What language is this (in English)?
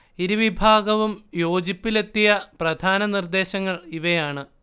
Malayalam